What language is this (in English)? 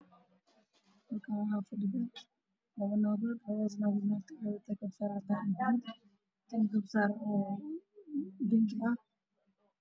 Somali